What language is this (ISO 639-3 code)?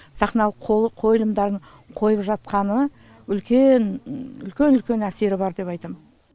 kaz